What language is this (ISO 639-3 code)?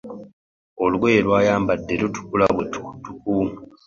lug